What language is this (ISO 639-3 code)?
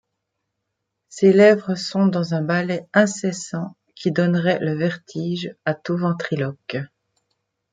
fra